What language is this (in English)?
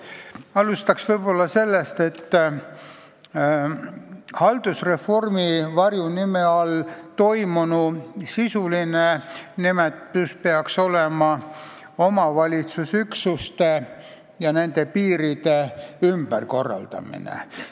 Estonian